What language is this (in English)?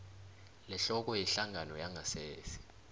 South Ndebele